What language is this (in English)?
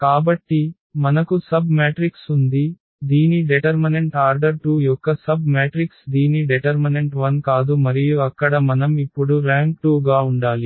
Telugu